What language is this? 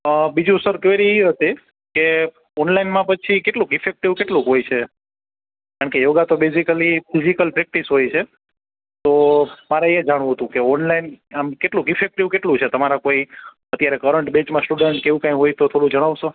Gujarati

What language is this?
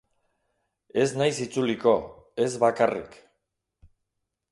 Basque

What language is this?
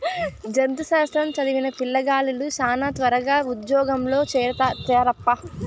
Telugu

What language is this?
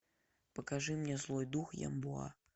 Russian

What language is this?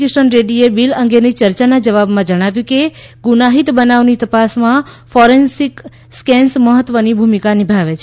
Gujarati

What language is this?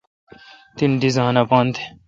Kalkoti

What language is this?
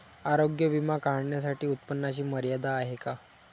Marathi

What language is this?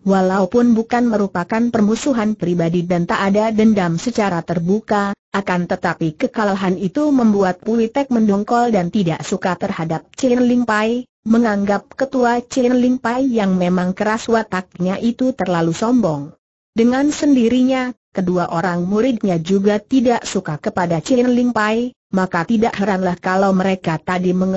Indonesian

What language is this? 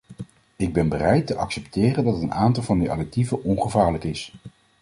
Dutch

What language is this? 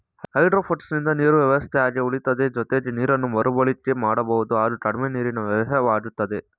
Kannada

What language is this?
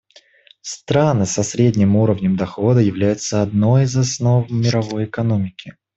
Russian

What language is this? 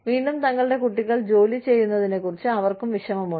Malayalam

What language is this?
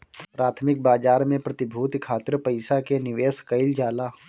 Bhojpuri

